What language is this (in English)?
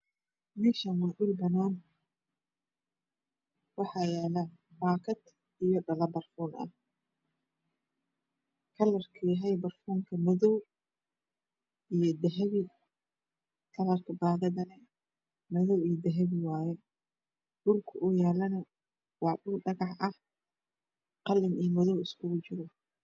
Somali